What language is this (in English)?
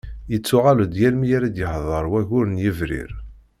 Kabyle